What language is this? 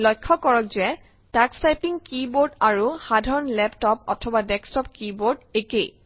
Assamese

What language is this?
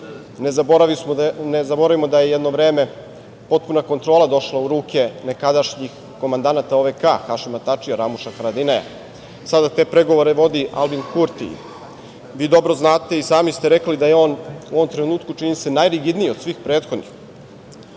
Serbian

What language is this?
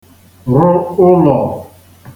Igbo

